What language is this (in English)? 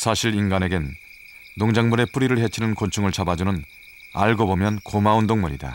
Korean